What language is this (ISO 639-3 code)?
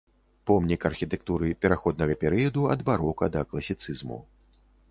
bel